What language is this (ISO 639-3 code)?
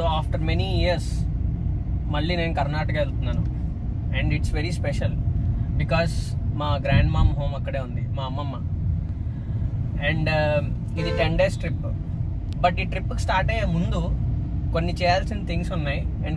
eng